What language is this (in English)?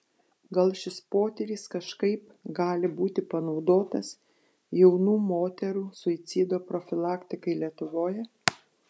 Lithuanian